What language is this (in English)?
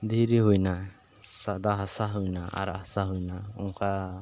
Santali